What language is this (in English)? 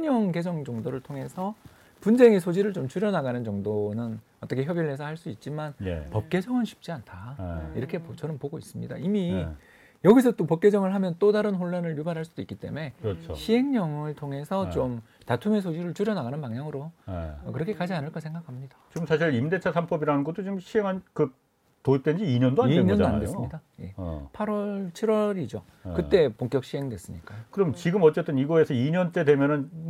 Korean